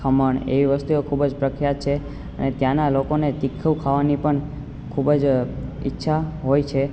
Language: Gujarati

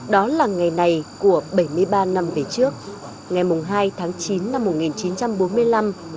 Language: Vietnamese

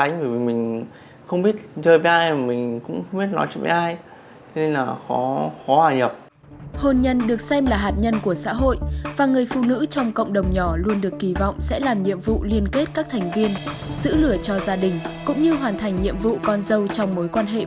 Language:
Vietnamese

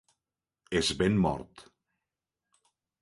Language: Catalan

